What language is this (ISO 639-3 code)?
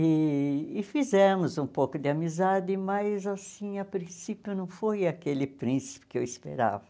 por